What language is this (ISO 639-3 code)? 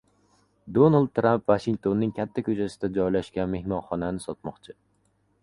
uzb